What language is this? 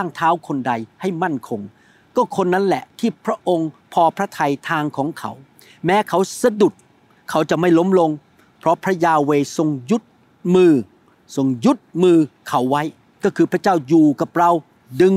Thai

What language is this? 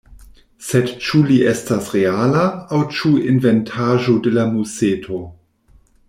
Esperanto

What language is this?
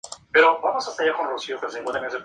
Spanish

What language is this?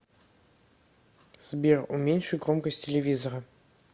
Russian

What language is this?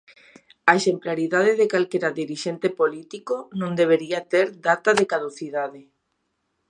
Galician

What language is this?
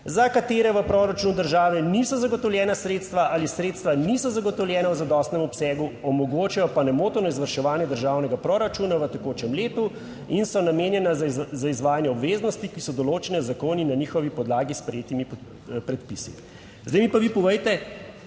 Slovenian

